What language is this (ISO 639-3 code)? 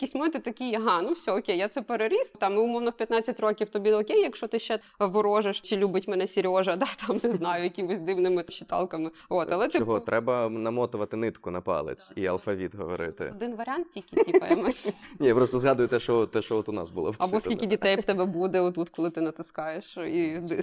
ukr